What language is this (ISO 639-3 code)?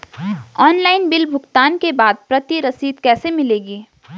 hin